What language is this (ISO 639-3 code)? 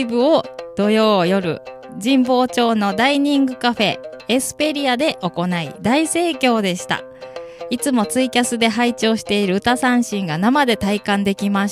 jpn